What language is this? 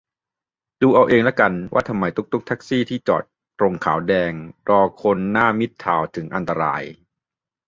Thai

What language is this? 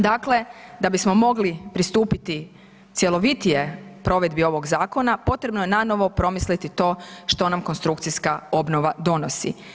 Croatian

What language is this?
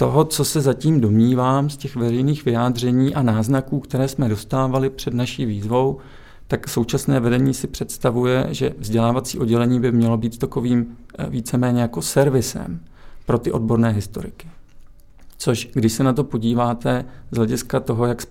Czech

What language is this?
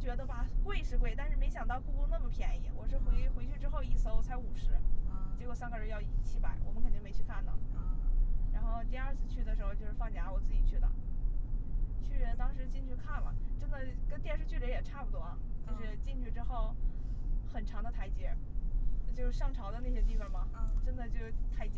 Chinese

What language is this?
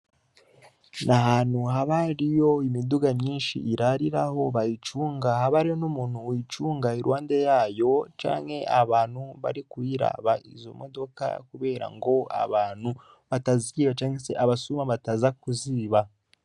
Rundi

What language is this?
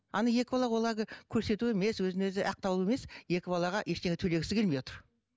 Kazakh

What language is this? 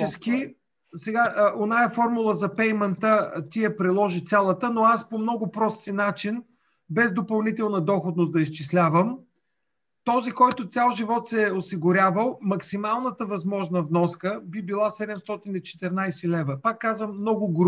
Bulgarian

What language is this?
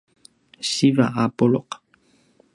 Paiwan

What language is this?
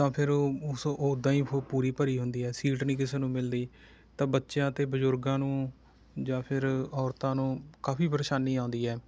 Punjabi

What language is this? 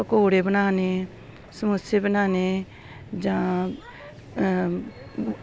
Dogri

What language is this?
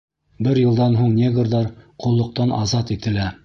Bashkir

